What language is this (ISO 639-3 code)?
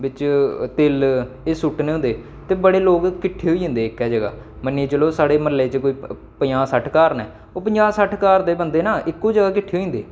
doi